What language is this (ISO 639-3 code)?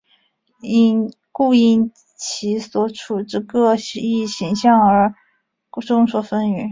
zho